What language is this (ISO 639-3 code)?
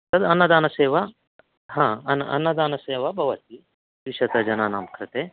san